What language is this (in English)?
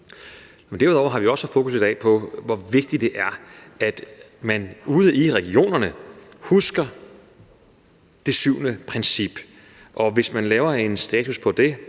Danish